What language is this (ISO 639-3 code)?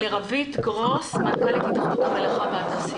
heb